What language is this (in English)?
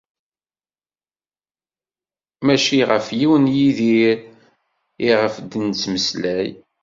Kabyle